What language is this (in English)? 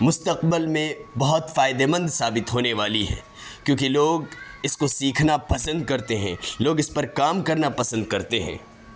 Urdu